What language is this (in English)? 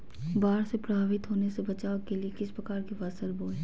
Magahi